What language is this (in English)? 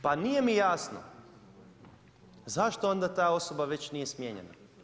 Croatian